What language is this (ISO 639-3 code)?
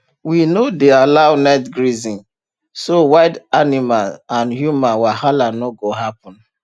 pcm